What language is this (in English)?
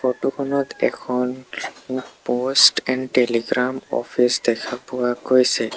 Assamese